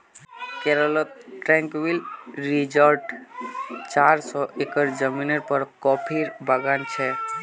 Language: Magahi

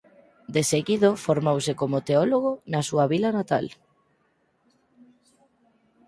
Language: Galician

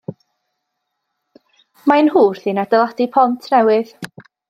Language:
Welsh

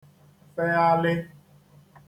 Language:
Igbo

